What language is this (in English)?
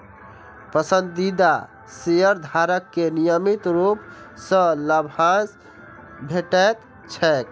Maithili